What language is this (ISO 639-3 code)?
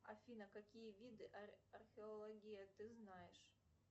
rus